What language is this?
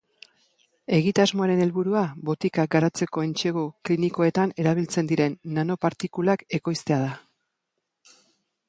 Basque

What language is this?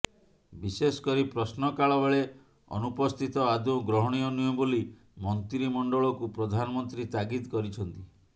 Odia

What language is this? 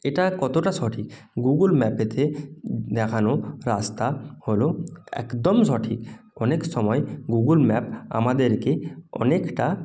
Bangla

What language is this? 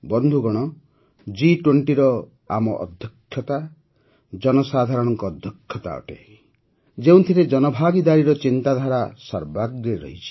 Odia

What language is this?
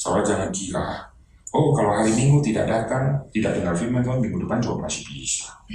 Indonesian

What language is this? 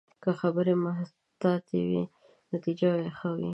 Pashto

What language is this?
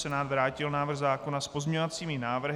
Czech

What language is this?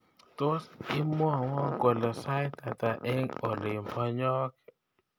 Kalenjin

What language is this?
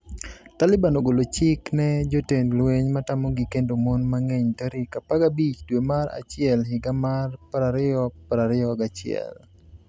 Luo (Kenya and Tanzania)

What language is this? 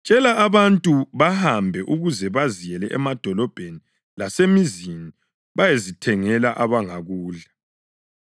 North Ndebele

